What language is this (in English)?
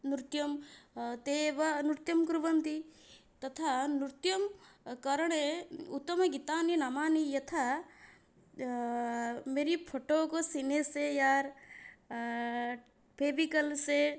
Sanskrit